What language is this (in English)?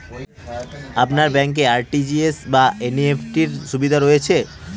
Bangla